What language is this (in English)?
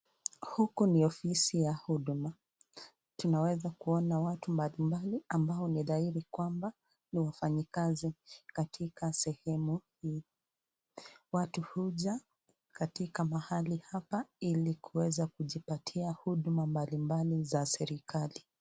Swahili